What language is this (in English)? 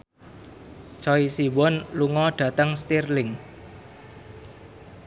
Javanese